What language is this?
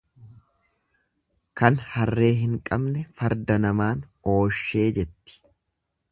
Oromo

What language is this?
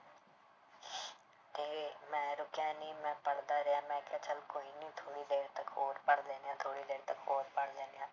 Punjabi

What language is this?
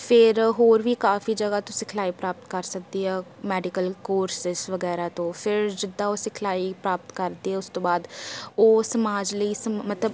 Punjabi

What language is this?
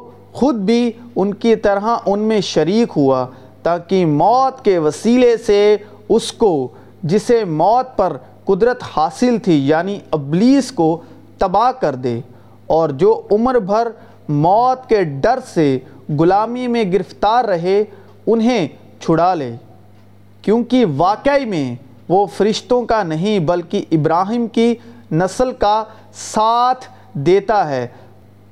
Urdu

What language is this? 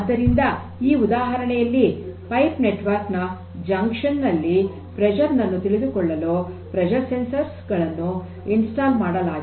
Kannada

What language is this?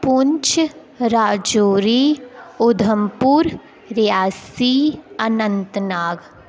Dogri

